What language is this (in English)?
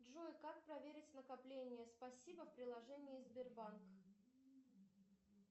Russian